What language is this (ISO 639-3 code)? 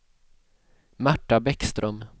swe